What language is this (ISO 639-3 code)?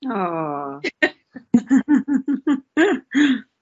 cym